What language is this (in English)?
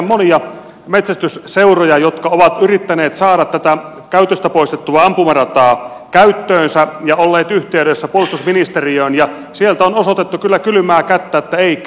Finnish